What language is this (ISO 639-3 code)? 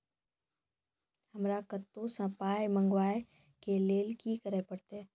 mai